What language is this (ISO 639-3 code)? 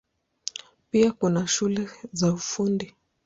swa